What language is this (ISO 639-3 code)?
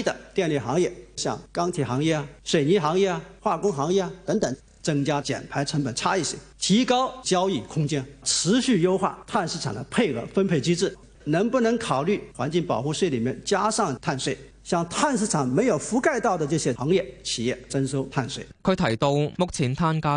zho